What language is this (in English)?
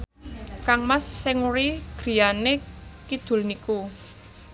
Javanese